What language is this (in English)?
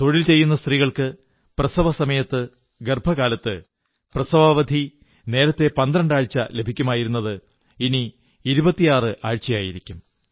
Malayalam